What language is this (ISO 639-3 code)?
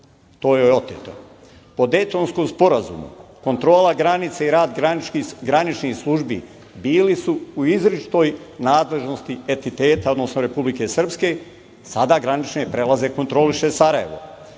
srp